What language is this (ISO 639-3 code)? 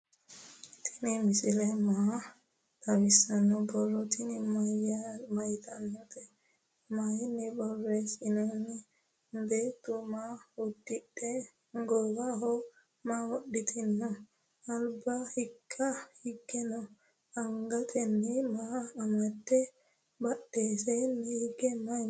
sid